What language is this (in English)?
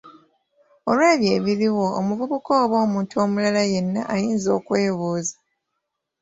Ganda